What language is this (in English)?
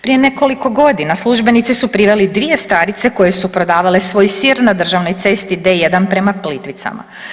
Croatian